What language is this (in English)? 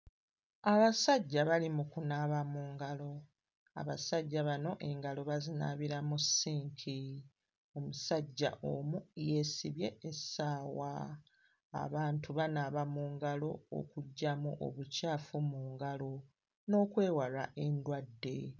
Ganda